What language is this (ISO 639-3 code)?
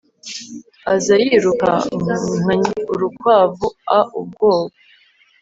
kin